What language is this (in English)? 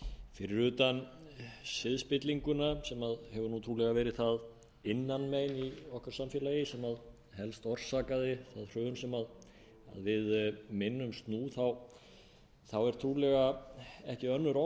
Icelandic